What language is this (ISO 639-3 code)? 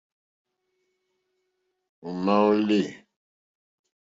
bri